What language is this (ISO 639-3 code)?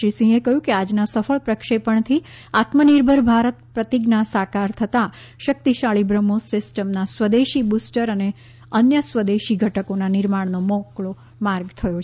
guj